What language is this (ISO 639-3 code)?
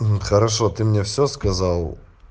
rus